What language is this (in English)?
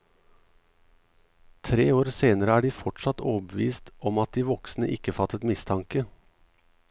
Norwegian